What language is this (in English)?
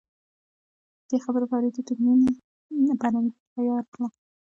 Pashto